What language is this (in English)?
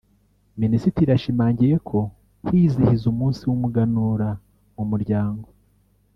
Kinyarwanda